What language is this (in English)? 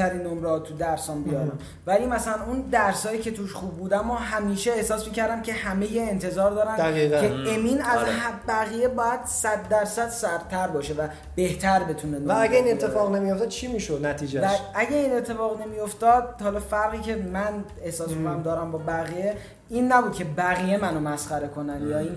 Persian